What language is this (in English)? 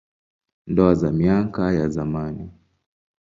Swahili